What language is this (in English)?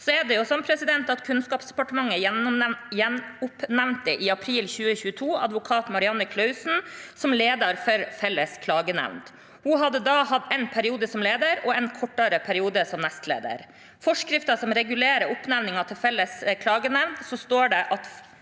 Norwegian